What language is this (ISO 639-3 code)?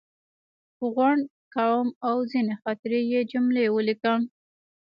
pus